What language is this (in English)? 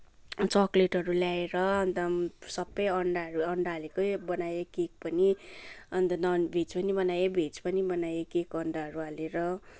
Nepali